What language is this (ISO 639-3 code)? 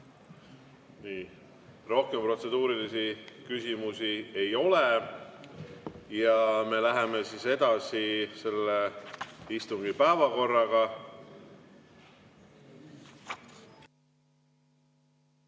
est